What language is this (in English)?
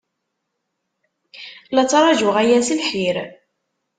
Kabyle